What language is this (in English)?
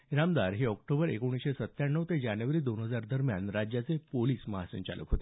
Marathi